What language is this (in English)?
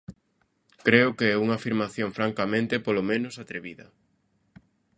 Galician